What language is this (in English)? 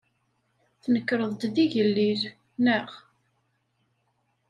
Kabyle